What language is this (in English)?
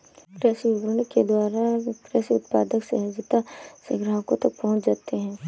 Hindi